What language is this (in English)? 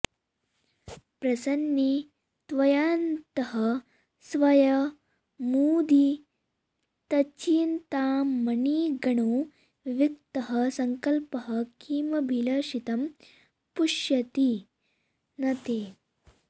Sanskrit